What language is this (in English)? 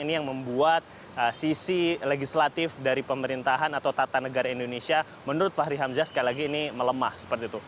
Indonesian